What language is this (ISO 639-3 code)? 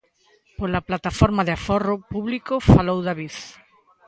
glg